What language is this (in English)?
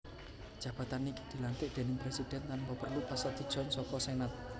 Javanese